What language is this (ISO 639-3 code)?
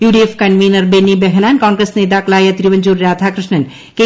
mal